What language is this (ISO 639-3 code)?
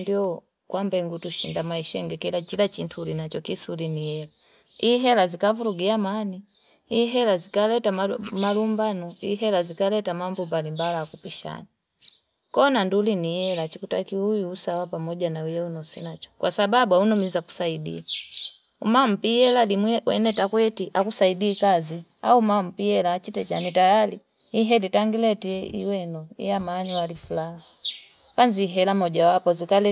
fip